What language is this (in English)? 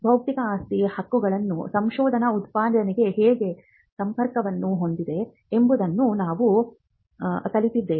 Kannada